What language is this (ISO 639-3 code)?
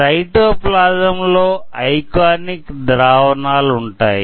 tel